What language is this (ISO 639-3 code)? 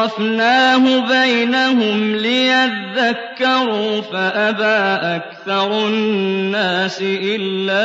ara